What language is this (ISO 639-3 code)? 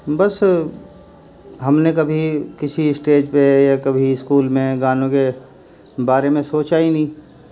urd